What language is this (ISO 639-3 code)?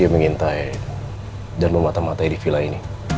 ind